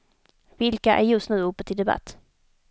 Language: Swedish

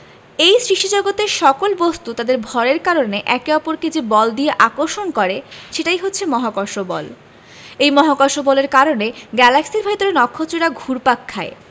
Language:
Bangla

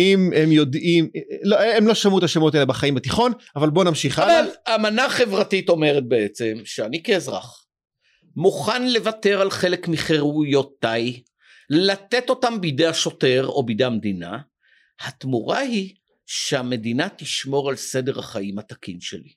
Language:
Hebrew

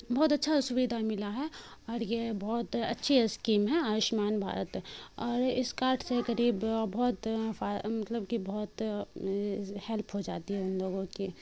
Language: Urdu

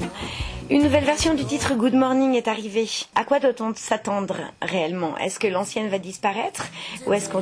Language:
French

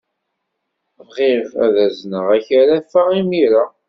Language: Kabyle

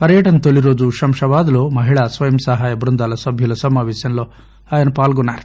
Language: Telugu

